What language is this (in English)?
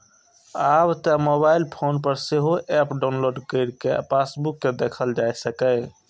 Maithili